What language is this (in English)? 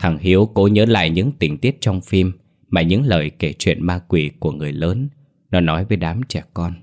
Vietnamese